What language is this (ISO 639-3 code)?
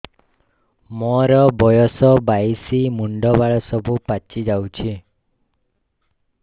ori